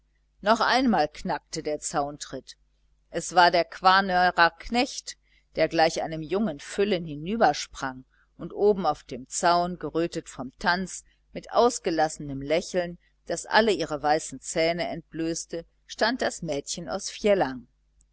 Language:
German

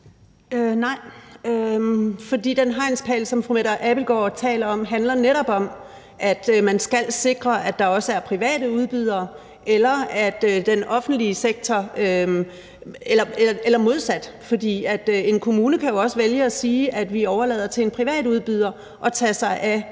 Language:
Danish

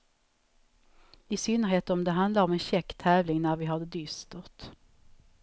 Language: Swedish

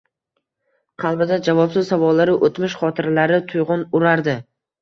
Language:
Uzbek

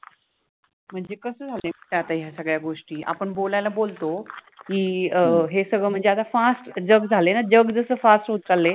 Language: Marathi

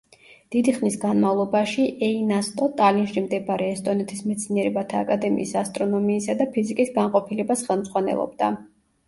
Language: Georgian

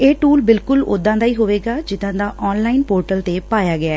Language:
Punjabi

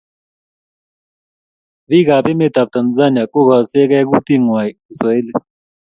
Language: Kalenjin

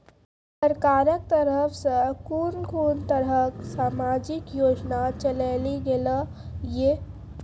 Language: Maithili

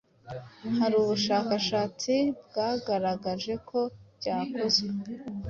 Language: Kinyarwanda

